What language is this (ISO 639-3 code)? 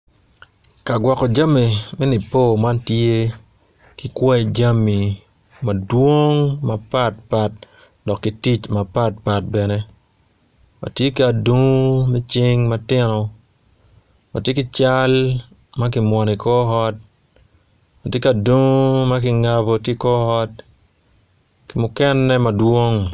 ach